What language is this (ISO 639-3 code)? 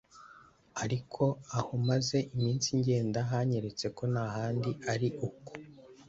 kin